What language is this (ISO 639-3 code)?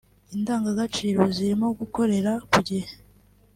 kin